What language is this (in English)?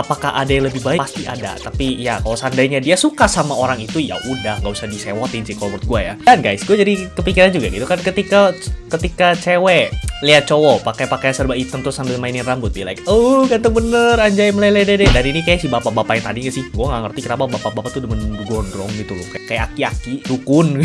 Indonesian